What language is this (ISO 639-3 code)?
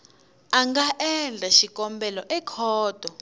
tso